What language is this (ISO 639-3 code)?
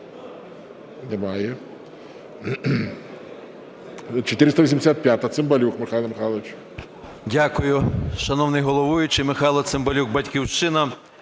ukr